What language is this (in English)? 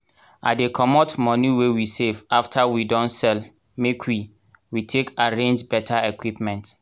Nigerian Pidgin